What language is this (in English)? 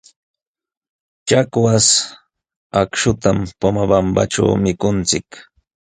Jauja Wanca Quechua